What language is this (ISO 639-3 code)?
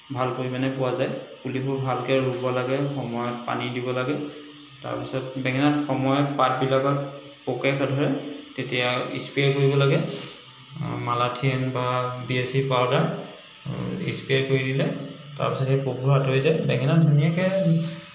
asm